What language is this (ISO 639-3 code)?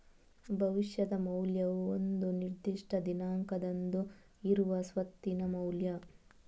kan